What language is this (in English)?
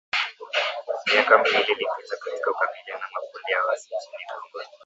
Swahili